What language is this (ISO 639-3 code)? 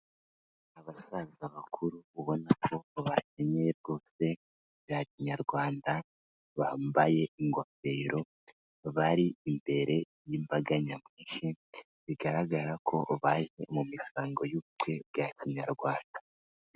kin